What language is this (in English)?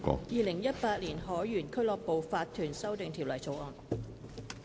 Cantonese